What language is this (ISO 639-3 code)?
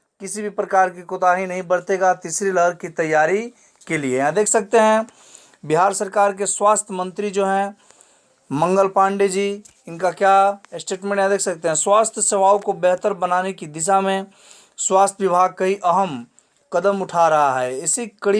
hin